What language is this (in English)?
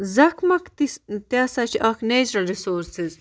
Kashmiri